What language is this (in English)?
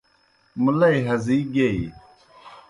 Kohistani Shina